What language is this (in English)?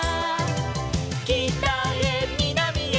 Japanese